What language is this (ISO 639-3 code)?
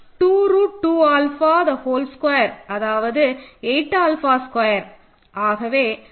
tam